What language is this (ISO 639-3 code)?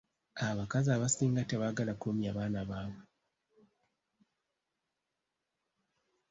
lug